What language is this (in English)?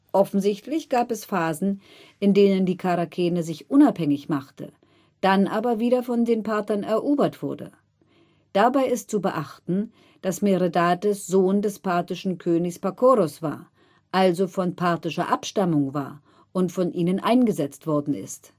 German